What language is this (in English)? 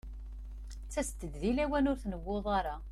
Kabyle